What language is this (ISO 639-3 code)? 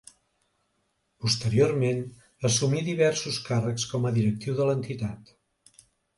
cat